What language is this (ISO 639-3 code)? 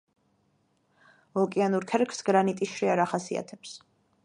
kat